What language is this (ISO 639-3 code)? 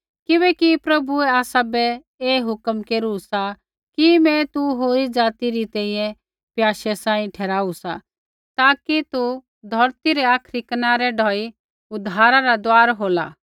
kfx